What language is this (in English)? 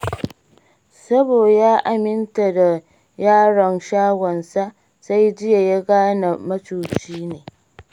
Hausa